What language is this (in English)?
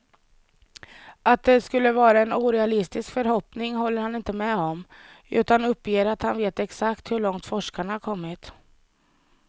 Swedish